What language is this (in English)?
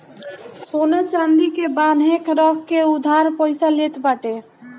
Bhojpuri